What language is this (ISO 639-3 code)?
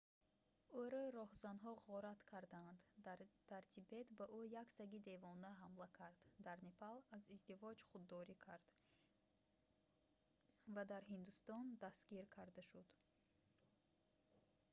tgk